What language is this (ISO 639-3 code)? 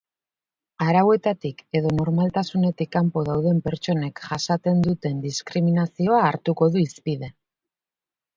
eus